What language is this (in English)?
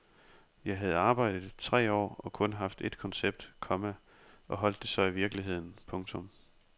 Danish